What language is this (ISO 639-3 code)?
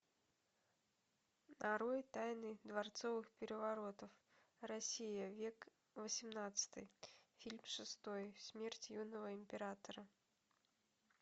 rus